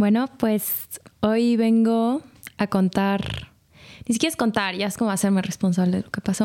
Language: Spanish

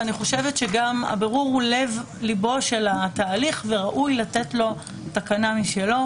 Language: Hebrew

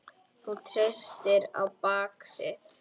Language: Icelandic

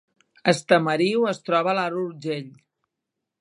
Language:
Catalan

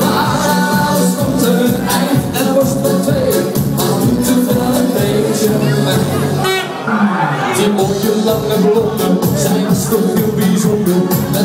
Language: Dutch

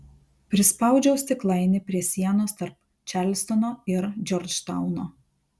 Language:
Lithuanian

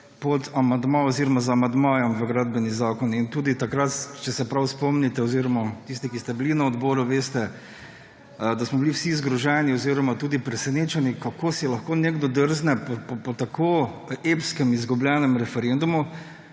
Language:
Slovenian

